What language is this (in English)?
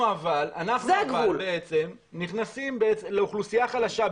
Hebrew